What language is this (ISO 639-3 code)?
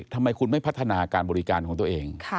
tha